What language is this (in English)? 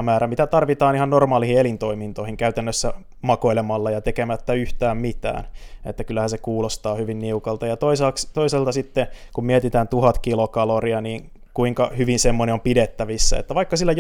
Finnish